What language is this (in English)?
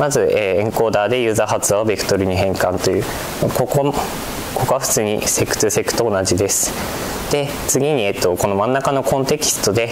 Japanese